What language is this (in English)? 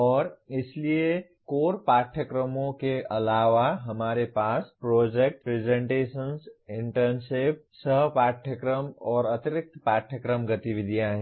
Hindi